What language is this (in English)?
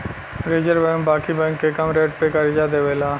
Bhojpuri